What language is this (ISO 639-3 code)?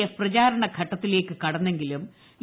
mal